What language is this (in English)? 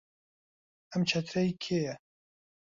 Central Kurdish